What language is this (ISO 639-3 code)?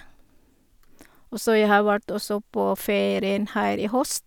nor